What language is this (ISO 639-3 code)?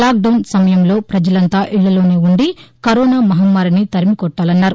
tel